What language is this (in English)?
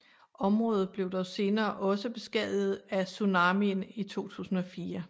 Danish